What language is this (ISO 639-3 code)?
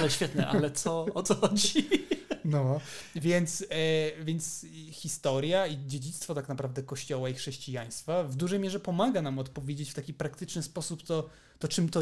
pol